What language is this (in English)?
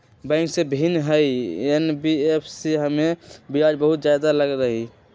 Magahi